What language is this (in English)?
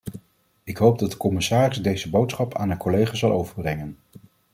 Dutch